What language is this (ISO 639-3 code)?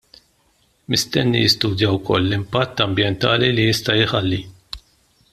mlt